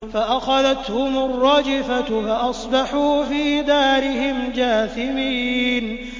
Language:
Arabic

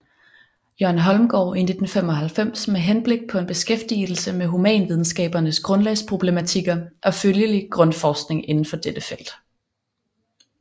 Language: Danish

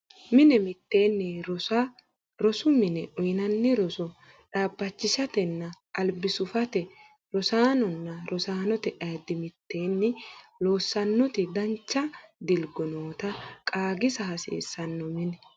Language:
Sidamo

